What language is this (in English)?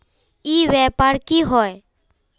Magahi